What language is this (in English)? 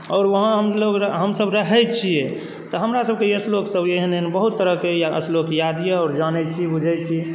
Maithili